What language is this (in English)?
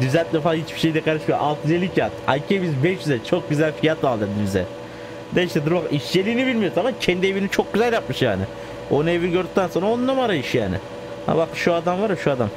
Turkish